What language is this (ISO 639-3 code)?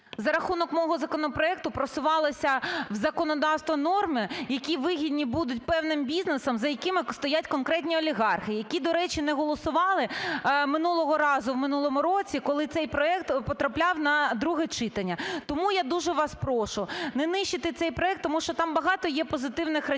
ukr